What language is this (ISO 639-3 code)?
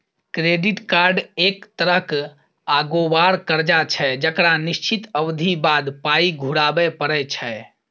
mai